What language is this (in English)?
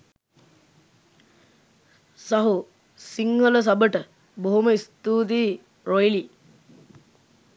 Sinhala